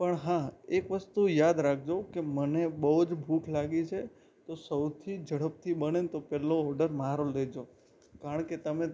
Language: Gujarati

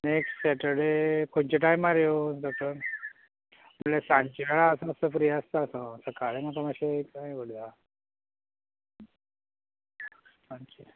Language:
Konkani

